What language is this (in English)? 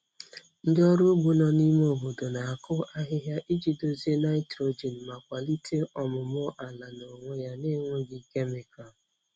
Igbo